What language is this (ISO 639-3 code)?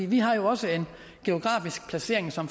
dan